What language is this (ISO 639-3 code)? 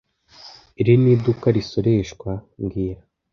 kin